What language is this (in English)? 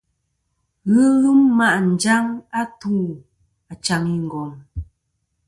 Kom